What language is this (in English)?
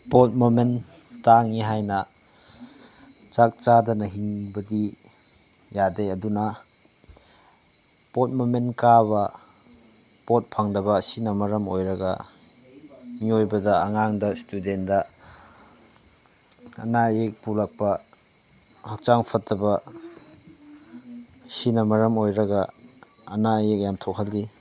Manipuri